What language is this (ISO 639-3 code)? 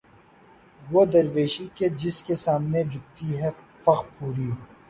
urd